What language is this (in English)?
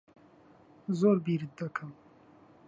Central Kurdish